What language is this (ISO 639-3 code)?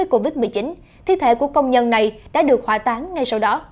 vie